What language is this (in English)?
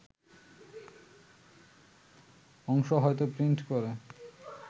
Bangla